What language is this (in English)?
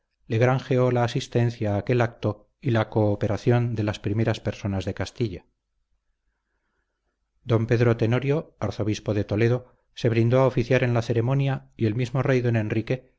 Spanish